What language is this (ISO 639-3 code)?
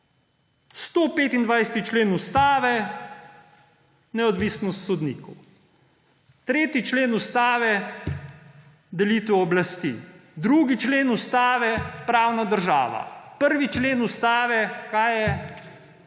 slv